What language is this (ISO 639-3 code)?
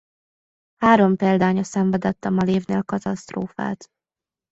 hun